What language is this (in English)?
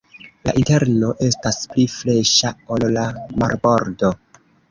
Esperanto